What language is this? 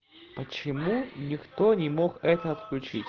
Russian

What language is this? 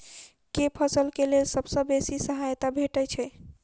Maithili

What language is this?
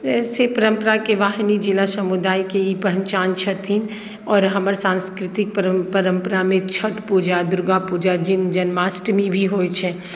Maithili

